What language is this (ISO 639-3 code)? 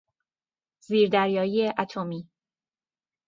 fas